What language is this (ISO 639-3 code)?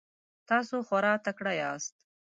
pus